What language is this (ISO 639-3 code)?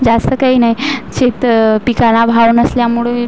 mar